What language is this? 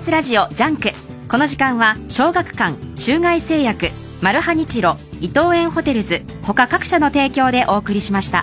Japanese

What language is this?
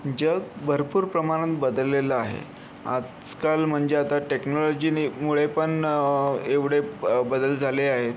Marathi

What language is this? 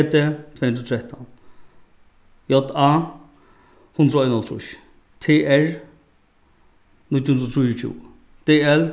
Faroese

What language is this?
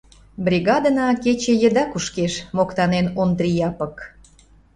Mari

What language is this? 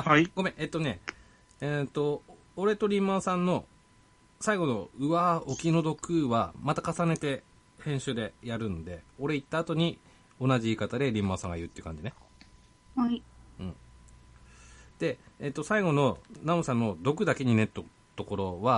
Japanese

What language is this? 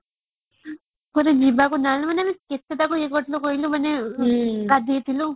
Odia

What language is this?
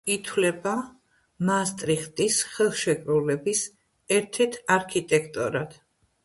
Georgian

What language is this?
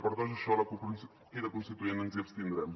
Catalan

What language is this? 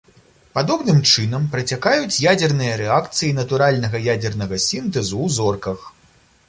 Belarusian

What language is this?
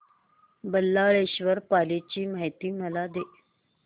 Marathi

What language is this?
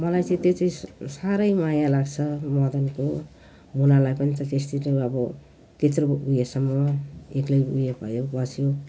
Nepali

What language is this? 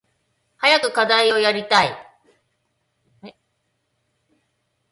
Japanese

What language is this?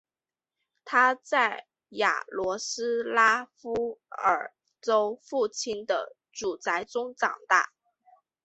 Chinese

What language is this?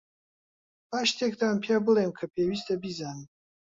Central Kurdish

